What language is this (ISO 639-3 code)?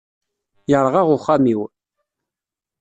kab